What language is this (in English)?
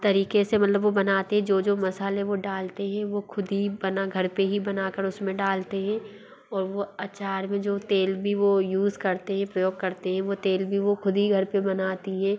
Hindi